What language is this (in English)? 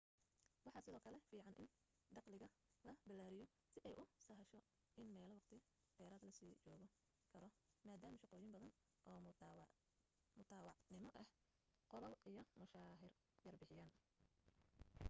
Somali